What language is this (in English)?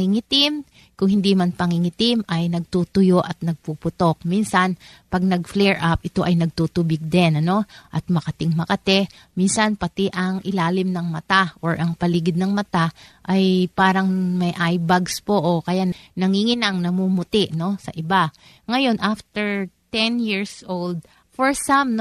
Filipino